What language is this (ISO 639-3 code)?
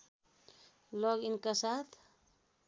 nep